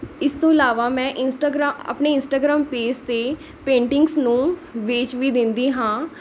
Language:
Punjabi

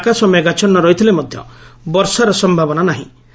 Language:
Odia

